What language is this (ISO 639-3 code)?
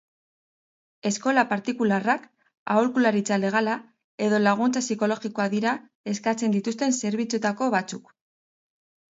eus